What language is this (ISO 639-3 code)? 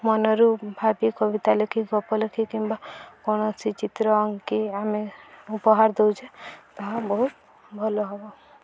ori